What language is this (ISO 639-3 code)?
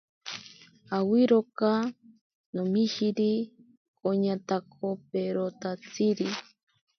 prq